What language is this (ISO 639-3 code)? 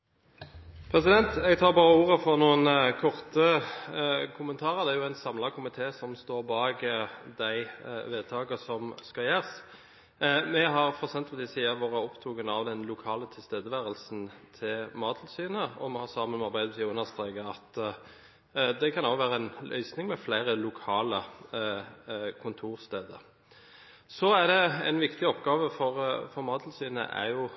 nob